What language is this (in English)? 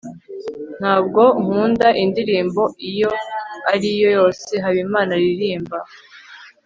Kinyarwanda